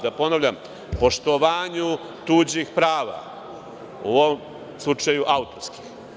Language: Serbian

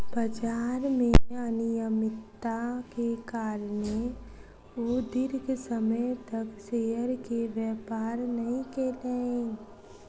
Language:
Maithili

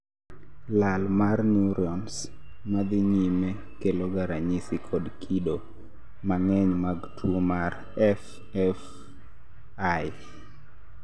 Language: Luo (Kenya and Tanzania)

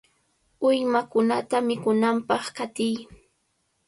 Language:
Cajatambo North Lima Quechua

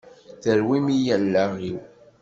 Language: Kabyle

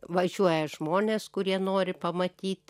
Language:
Lithuanian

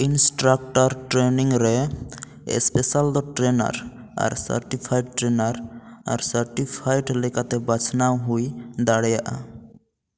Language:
Santali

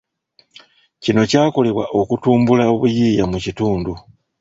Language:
Ganda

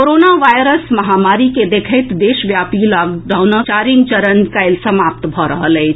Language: Maithili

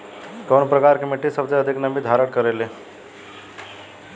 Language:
Bhojpuri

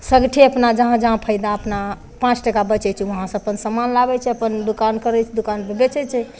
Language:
Maithili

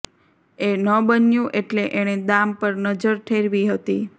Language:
Gujarati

